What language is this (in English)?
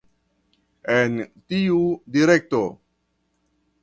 Esperanto